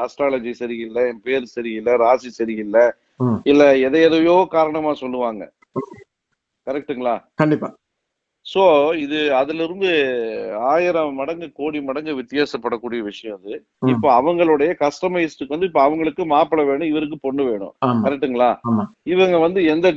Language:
Tamil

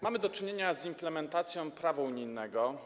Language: Polish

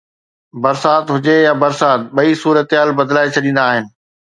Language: Sindhi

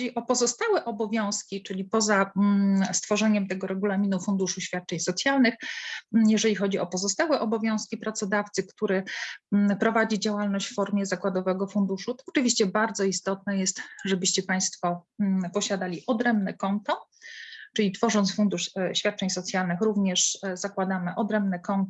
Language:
Polish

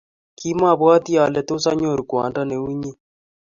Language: Kalenjin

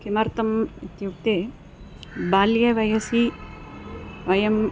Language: Sanskrit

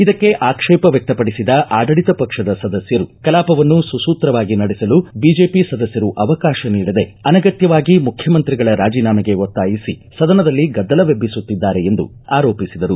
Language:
Kannada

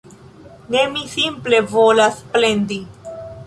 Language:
Esperanto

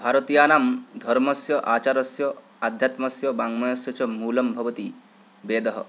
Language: Sanskrit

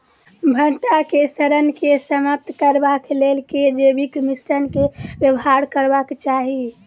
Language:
Maithili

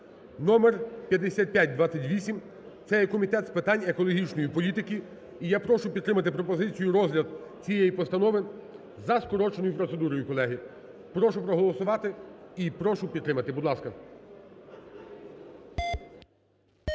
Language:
Ukrainian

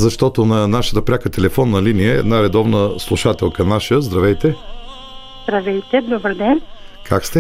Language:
Bulgarian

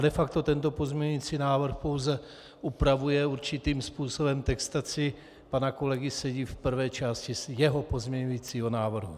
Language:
Czech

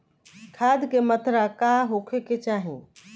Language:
Bhojpuri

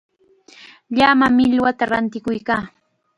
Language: Chiquián Ancash Quechua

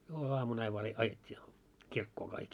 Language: Finnish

